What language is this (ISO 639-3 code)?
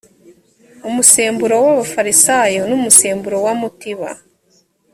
kin